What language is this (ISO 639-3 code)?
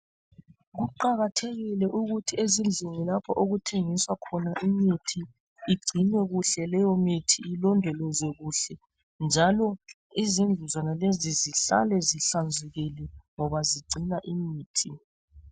nde